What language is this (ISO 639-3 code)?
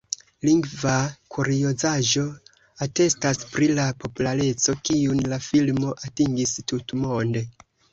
epo